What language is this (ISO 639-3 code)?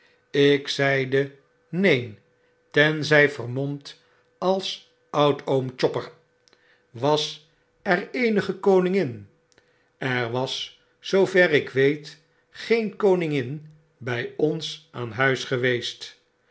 nld